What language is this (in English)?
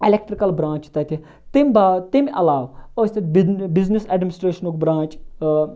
Kashmiri